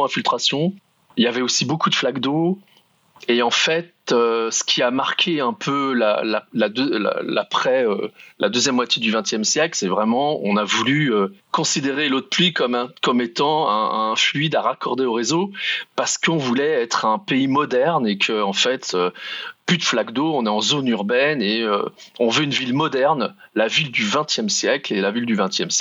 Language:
French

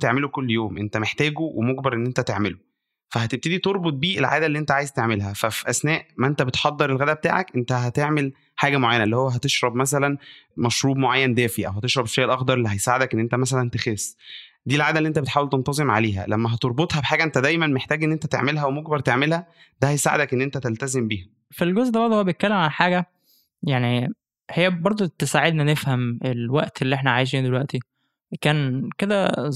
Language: Arabic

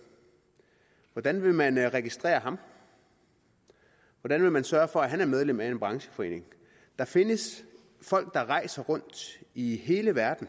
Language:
Danish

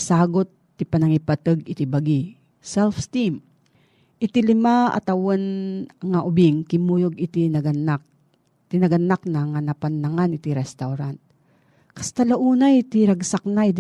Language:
Filipino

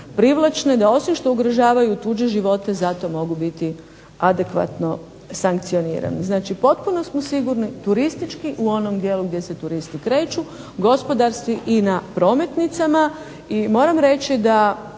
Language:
Croatian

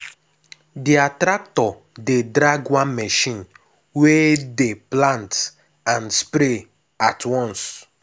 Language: Nigerian Pidgin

